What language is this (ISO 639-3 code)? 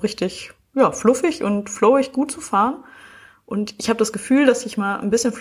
deu